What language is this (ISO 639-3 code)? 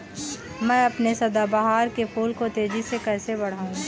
hin